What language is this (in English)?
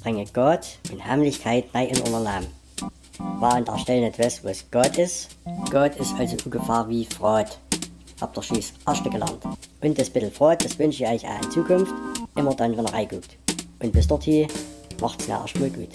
German